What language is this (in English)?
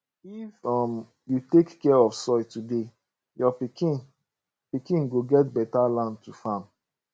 Nigerian Pidgin